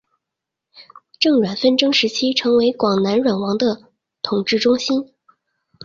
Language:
Chinese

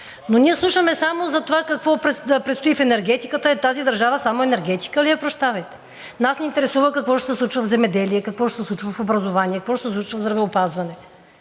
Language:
Bulgarian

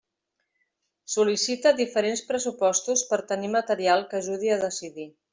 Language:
Catalan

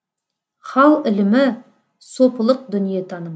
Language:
Kazakh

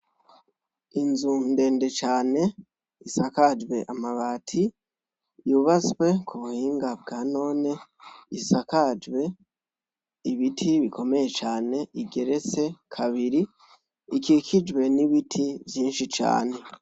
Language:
Rundi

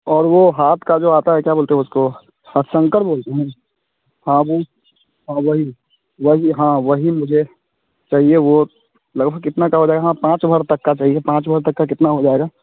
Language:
Hindi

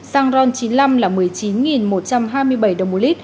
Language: Vietnamese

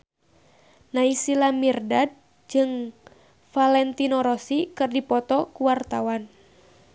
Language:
Sundanese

